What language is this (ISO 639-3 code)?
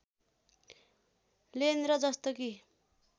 nep